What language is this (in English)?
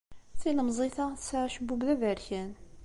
Kabyle